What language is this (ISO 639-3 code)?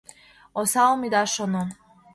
chm